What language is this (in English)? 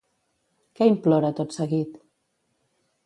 Catalan